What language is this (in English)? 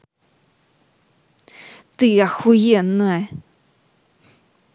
Russian